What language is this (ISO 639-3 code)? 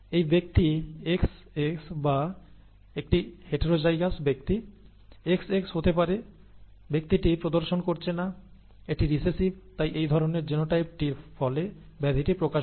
ben